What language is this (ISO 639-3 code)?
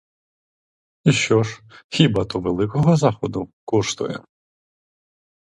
ukr